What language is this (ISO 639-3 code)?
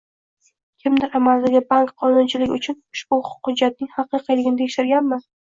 uzb